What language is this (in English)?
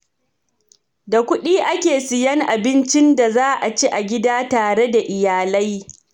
Hausa